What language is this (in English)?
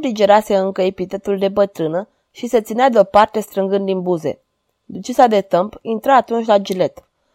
Romanian